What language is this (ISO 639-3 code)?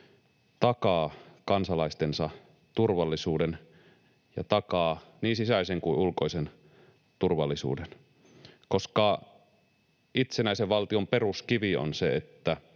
fin